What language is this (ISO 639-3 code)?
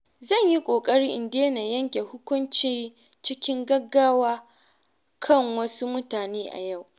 hau